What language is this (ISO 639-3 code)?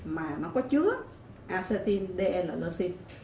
vie